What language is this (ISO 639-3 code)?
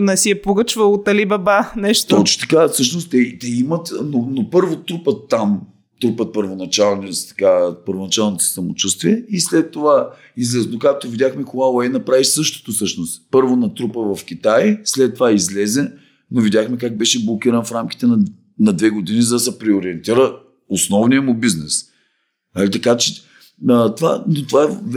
bul